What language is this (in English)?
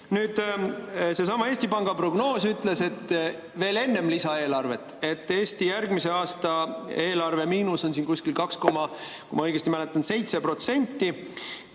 Estonian